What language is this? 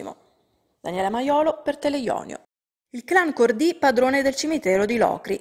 Italian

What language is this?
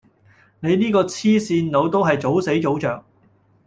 Cantonese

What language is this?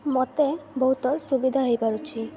Odia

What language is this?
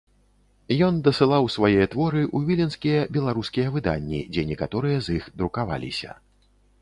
Belarusian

